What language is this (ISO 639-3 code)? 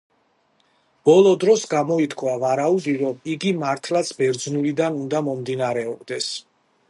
kat